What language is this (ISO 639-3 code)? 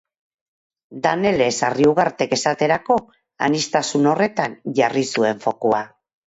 eus